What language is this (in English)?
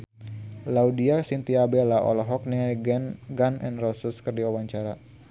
Sundanese